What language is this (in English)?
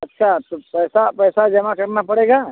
Hindi